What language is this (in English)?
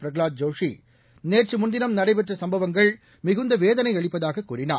Tamil